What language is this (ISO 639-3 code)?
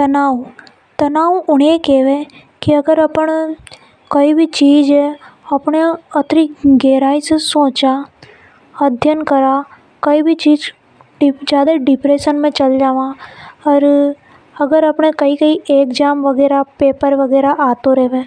hoj